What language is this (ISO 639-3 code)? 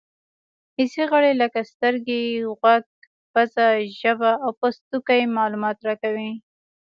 pus